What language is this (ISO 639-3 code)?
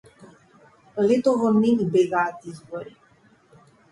mkd